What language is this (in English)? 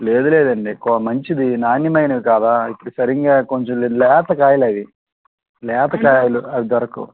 Telugu